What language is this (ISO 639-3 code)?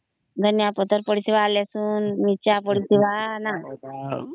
ori